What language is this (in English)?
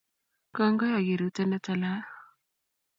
Kalenjin